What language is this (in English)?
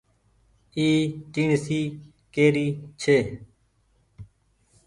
Goaria